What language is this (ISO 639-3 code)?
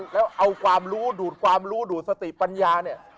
tha